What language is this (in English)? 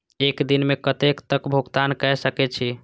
Maithili